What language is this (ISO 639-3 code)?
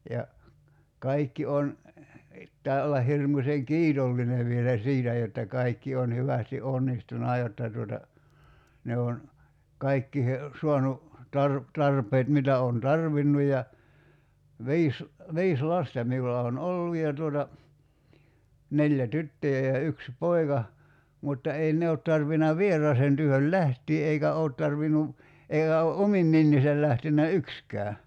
fin